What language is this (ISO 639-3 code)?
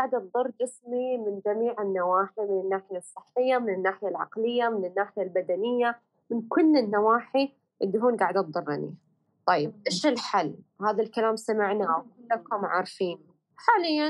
ara